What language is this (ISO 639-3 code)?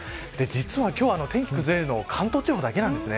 jpn